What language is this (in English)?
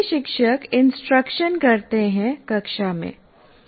Hindi